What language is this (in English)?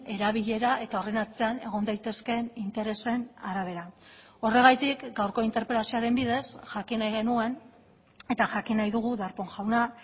Basque